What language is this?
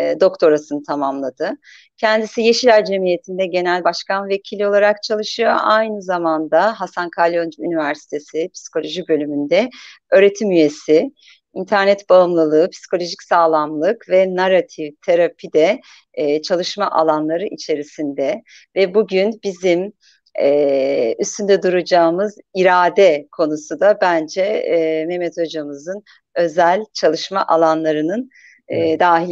Turkish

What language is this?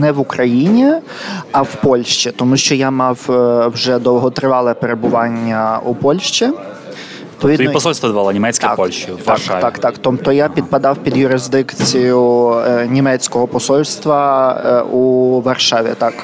Ukrainian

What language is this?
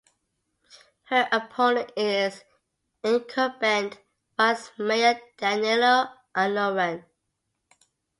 English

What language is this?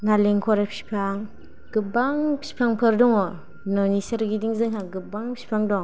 Bodo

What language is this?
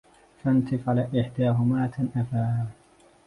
Arabic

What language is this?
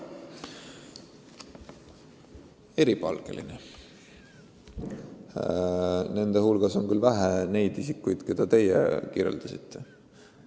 Estonian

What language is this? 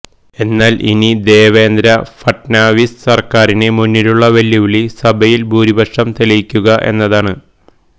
Malayalam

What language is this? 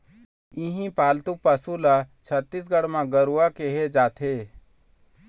Chhattisgarhi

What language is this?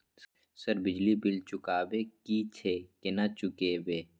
Maithili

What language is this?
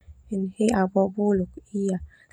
Termanu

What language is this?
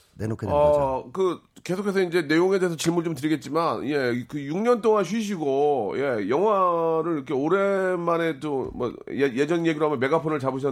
Korean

